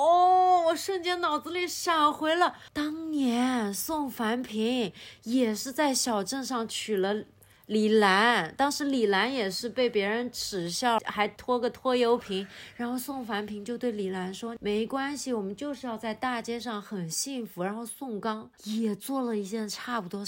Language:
Chinese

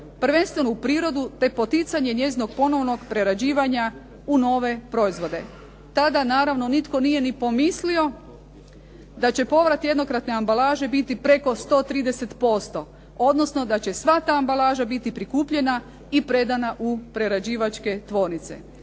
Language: Croatian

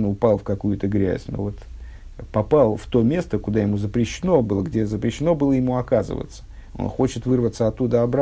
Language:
Russian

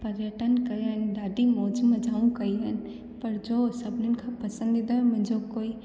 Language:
Sindhi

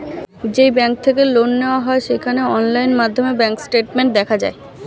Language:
Bangla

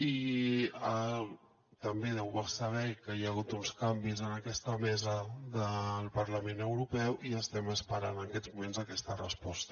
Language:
Catalan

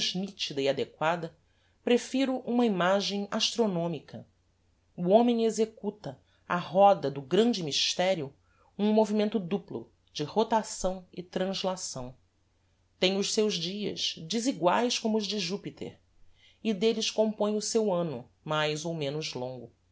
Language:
Portuguese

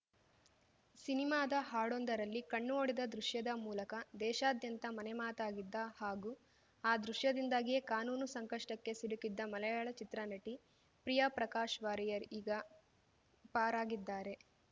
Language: Kannada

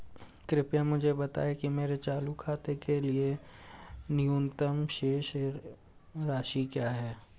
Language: Hindi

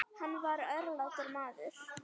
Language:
Icelandic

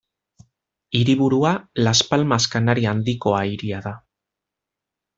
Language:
Basque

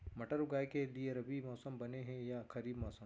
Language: Chhattisgarhi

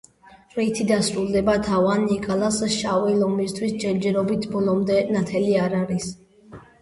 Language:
Georgian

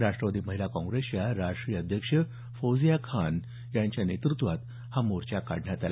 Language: Marathi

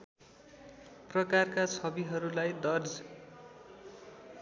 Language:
Nepali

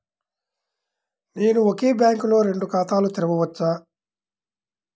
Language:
Telugu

